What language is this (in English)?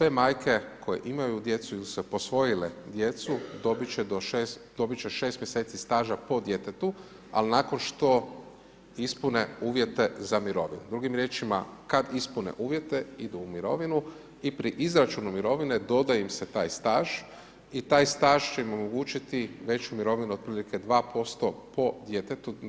Croatian